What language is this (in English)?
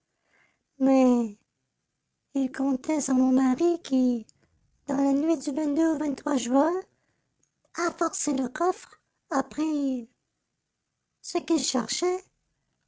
French